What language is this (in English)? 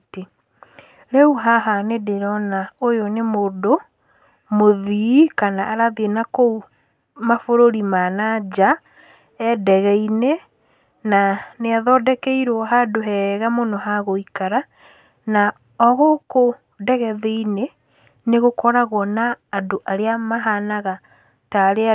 Kikuyu